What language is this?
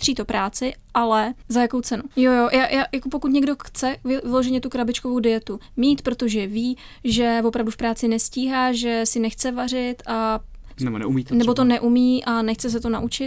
Czech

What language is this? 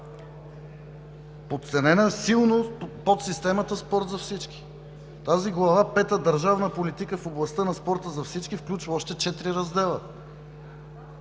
Bulgarian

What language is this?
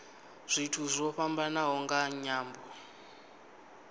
Venda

